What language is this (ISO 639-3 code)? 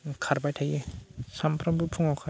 brx